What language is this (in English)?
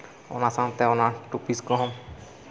Santali